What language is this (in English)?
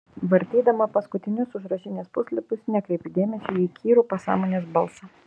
Lithuanian